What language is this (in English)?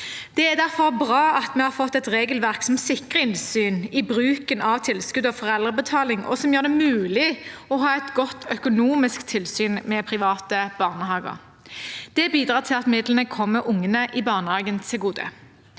Norwegian